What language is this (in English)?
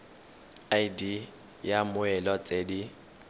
Tswana